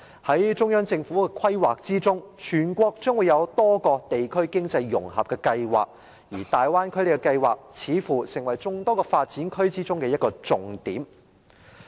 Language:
Cantonese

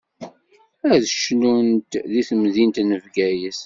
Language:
Kabyle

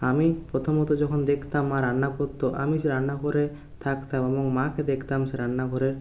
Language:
Bangla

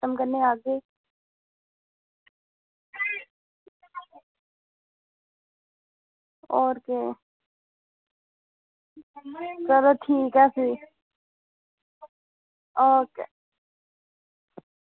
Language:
Dogri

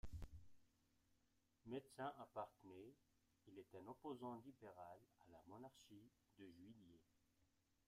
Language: French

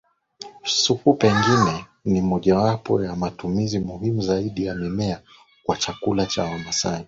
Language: Swahili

